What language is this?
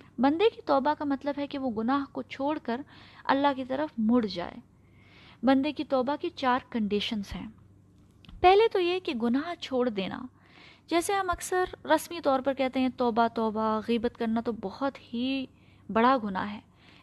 Urdu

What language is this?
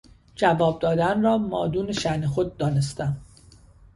Persian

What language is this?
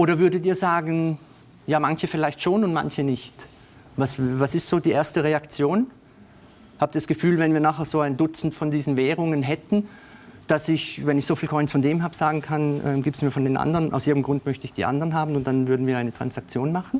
German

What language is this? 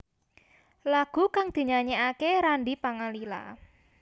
Javanese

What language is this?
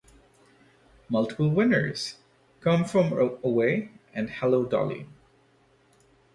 English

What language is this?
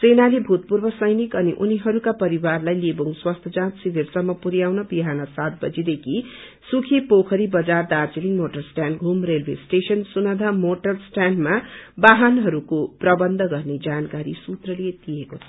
Nepali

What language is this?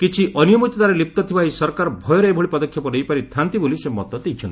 Odia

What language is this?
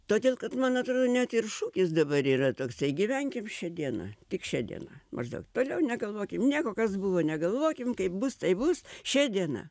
Lithuanian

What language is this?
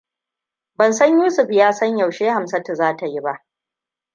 Hausa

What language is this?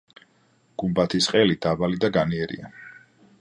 Georgian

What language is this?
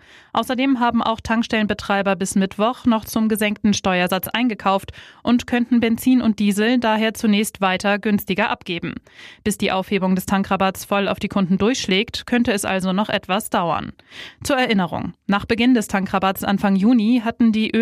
German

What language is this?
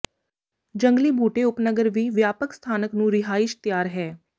Punjabi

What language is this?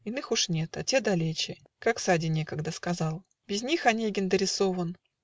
Russian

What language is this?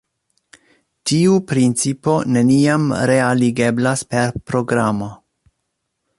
Esperanto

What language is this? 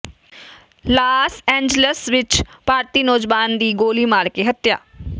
Punjabi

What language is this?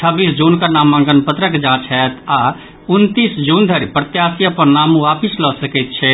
Maithili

